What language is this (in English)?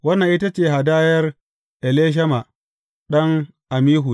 Hausa